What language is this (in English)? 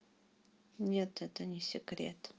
Russian